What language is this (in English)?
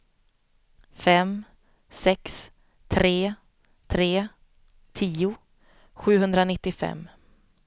Swedish